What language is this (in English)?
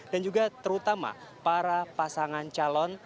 Indonesian